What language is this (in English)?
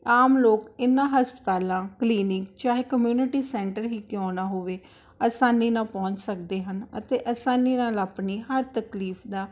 Punjabi